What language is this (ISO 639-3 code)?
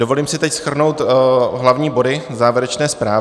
ces